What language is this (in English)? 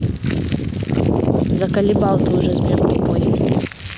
Russian